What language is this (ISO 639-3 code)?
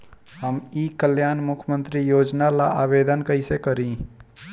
bho